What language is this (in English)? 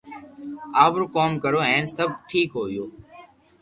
Loarki